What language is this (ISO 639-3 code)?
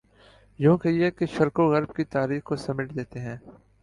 urd